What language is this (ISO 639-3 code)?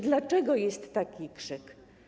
pol